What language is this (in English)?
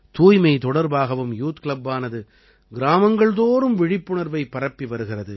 Tamil